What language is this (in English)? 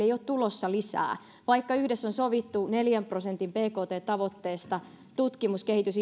Finnish